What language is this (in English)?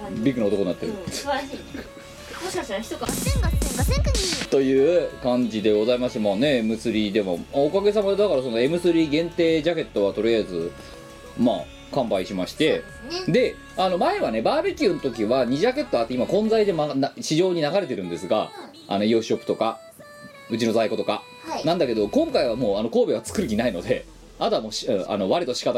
Japanese